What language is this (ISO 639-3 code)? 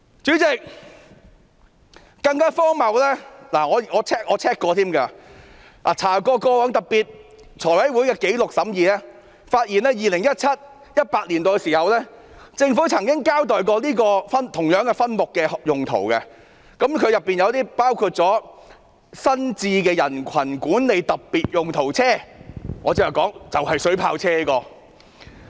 yue